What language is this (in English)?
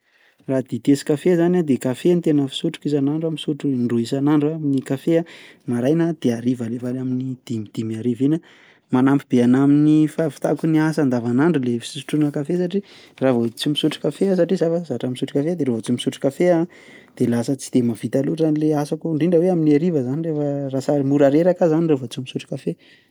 Malagasy